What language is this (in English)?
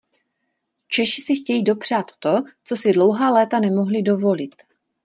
Czech